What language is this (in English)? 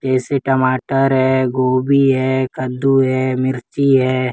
Hindi